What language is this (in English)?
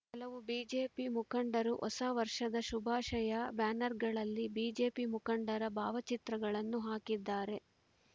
Kannada